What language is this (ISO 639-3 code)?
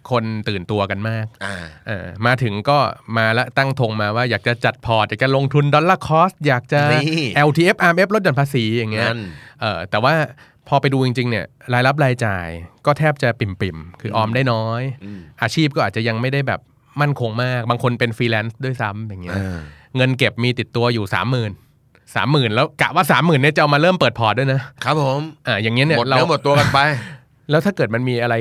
tha